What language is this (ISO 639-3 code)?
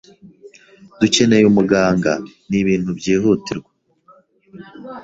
kin